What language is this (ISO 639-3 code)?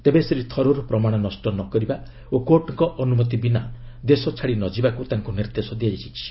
ori